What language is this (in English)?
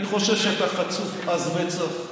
Hebrew